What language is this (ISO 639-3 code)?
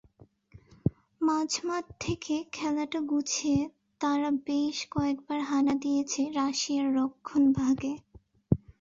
ben